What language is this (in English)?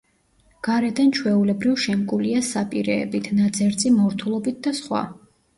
Georgian